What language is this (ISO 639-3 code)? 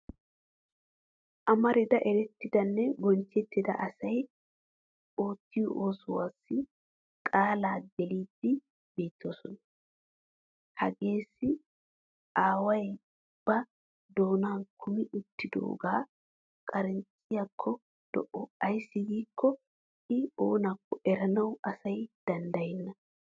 wal